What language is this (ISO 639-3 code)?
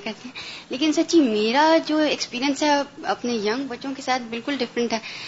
urd